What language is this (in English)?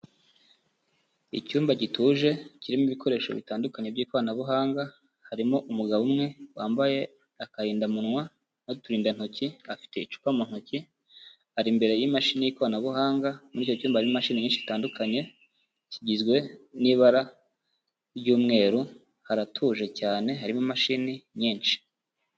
Kinyarwanda